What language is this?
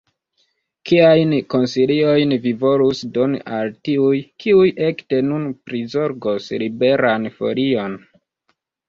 Esperanto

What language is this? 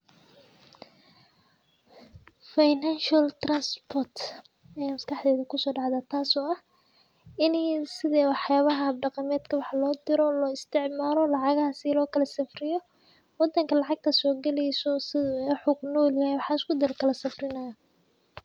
Somali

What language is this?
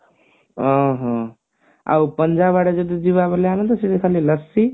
Odia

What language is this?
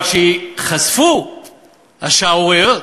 Hebrew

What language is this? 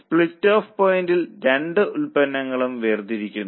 Malayalam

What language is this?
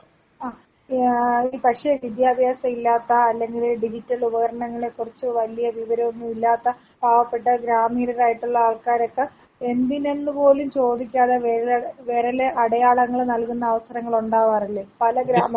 Malayalam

